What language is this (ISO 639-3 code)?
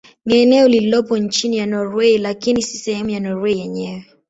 swa